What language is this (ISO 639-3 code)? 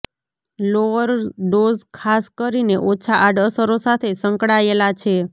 guj